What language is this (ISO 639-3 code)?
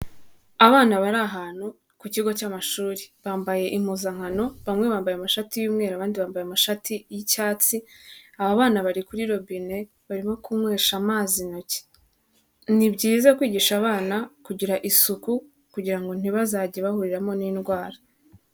kin